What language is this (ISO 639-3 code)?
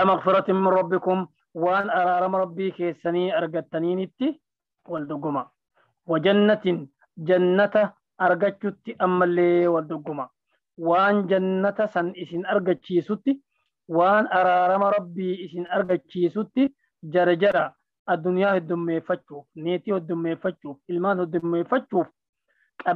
ara